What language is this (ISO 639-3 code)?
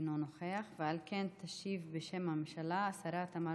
heb